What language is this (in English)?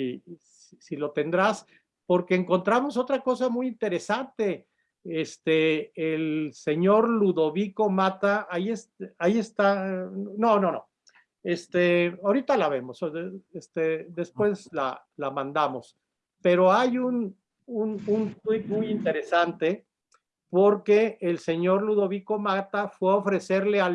Spanish